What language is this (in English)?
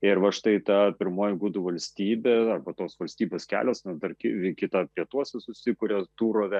Lithuanian